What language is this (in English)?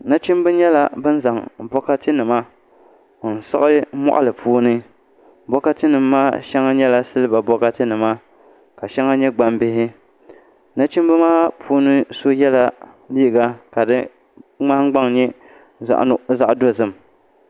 Dagbani